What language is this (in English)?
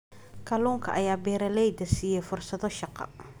Somali